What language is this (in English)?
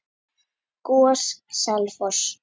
Icelandic